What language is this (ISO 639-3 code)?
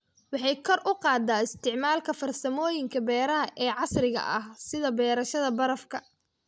som